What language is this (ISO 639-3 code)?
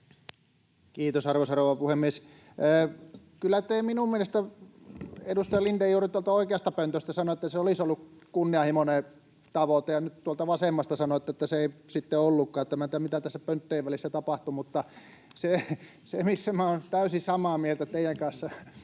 fin